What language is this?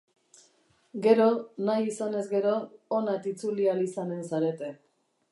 Basque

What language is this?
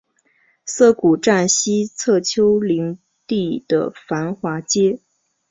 Chinese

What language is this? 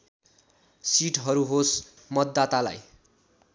Nepali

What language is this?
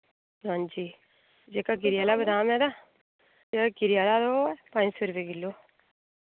Dogri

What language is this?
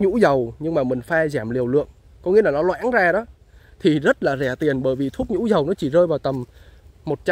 Vietnamese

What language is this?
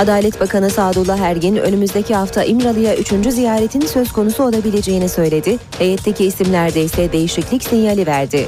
Turkish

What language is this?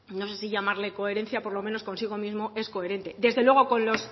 Spanish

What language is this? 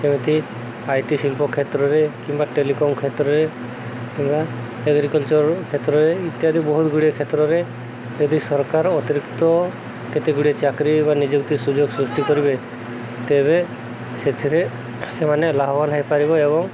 Odia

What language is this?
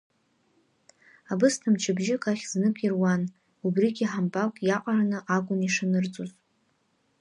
Abkhazian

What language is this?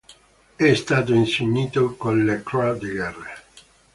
Italian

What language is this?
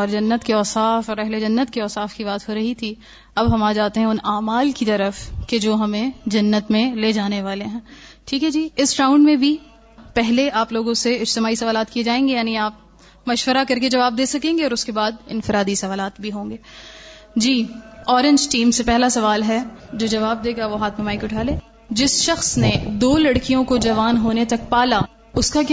Urdu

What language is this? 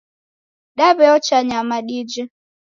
Taita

